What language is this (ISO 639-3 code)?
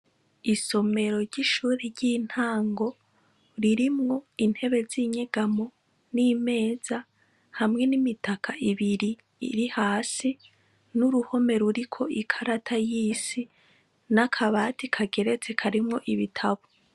run